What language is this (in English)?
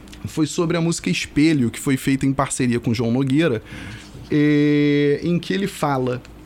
Portuguese